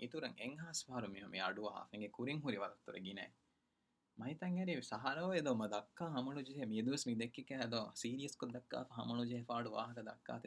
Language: Urdu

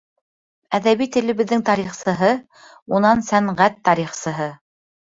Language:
Bashkir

